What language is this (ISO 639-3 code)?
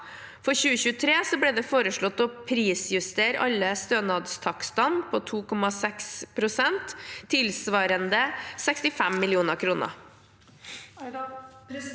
nor